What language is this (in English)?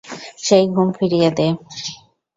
Bangla